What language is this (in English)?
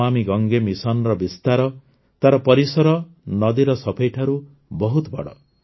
Odia